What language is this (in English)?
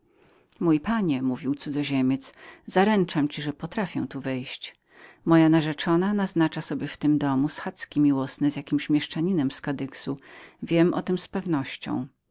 Polish